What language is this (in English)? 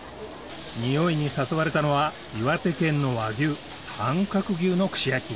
Japanese